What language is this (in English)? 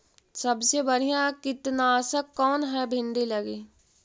Magahi